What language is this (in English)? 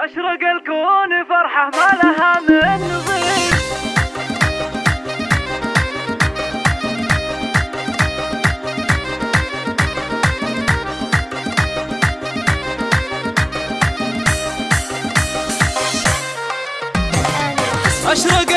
Arabic